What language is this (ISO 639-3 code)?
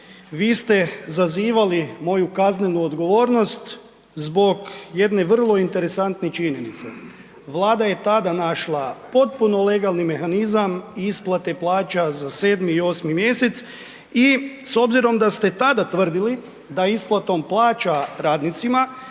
hrv